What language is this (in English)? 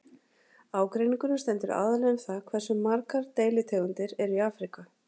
Icelandic